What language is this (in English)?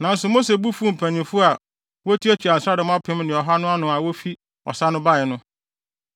Akan